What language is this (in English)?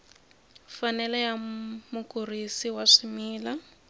Tsonga